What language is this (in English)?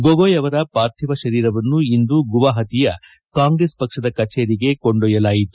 Kannada